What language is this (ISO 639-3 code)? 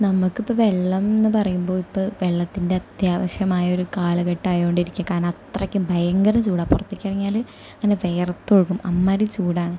mal